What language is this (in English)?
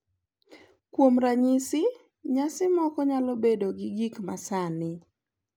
Luo (Kenya and Tanzania)